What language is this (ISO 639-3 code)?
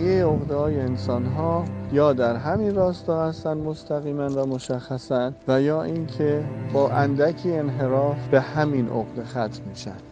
fas